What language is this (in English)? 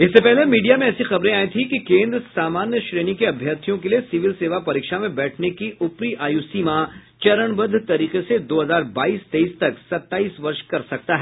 Hindi